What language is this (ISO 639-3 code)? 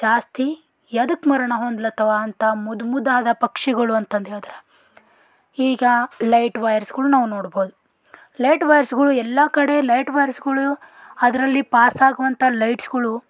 kan